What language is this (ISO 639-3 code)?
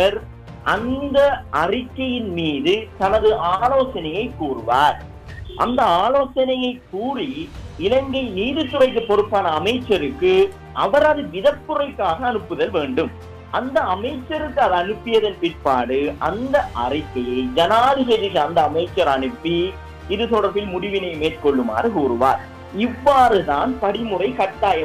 tam